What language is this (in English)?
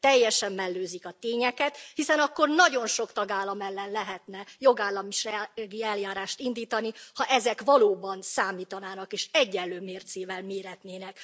Hungarian